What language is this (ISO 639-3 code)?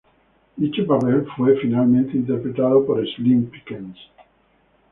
spa